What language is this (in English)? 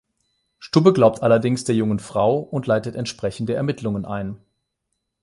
German